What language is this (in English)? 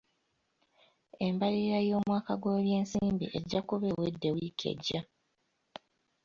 Ganda